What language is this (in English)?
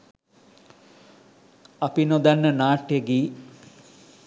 Sinhala